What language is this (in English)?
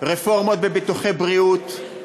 Hebrew